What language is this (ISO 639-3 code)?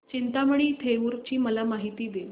mar